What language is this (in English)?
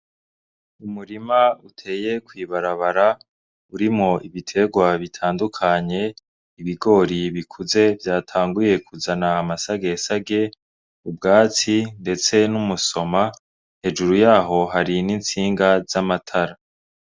Rundi